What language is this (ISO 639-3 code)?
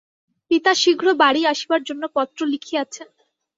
ben